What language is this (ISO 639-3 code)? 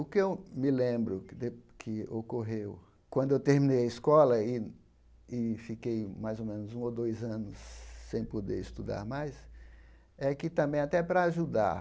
por